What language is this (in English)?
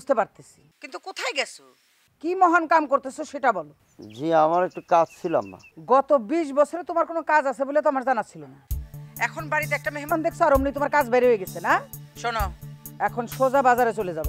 Bangla